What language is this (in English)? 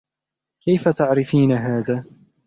Arabic